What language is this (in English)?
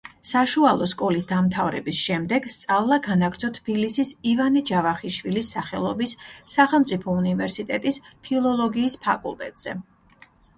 Georgian